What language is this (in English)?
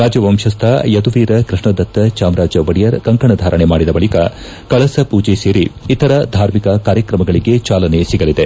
Kannada